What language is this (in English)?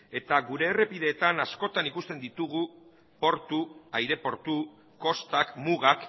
Basque